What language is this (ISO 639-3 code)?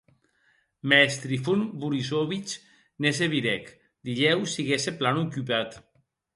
oci